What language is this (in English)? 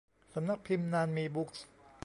Thai